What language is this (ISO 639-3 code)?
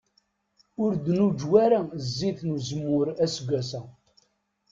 kab